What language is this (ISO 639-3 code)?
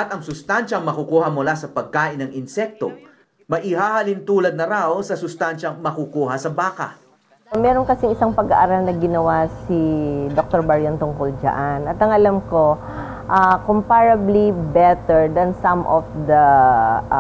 fil